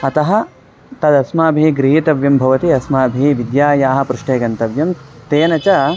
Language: Sanskrit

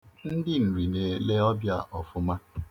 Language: Igbo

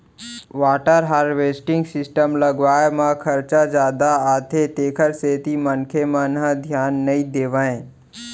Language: Chhattisgarhi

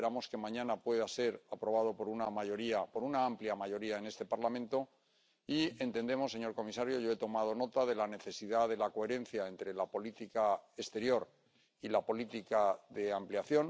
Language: Spanish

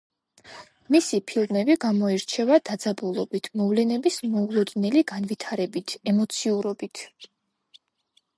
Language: Georgian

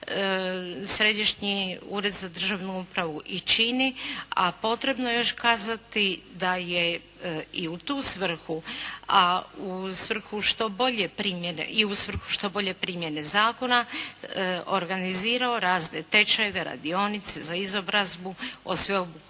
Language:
Croatian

